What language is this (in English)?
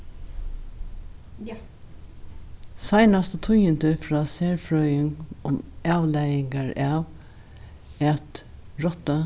Faroese